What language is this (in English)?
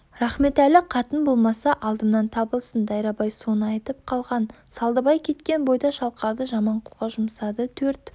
Kazakh